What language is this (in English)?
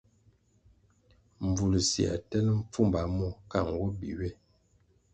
Kwasio